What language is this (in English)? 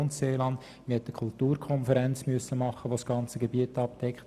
Swiss German